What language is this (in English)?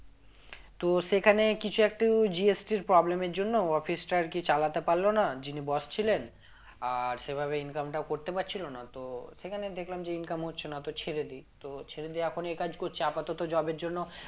Bangla